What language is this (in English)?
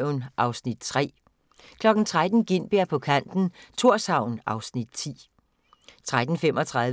Danish